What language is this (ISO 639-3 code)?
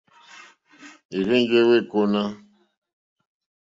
bri